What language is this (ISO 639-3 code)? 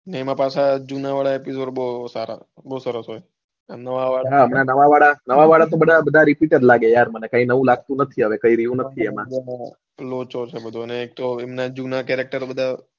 guj